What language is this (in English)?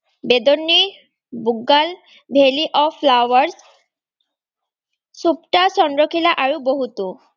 Assamese